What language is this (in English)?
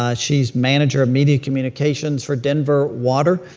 English